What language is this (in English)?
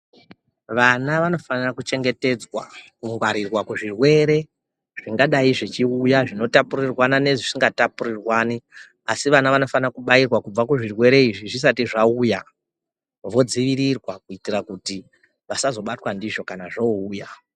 Ndau